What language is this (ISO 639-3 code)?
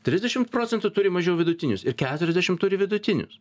lit